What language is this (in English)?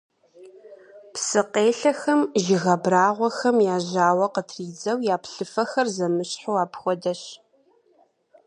Kabardian